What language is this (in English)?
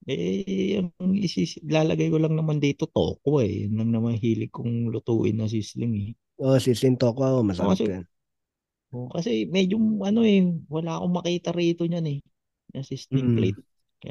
Filipino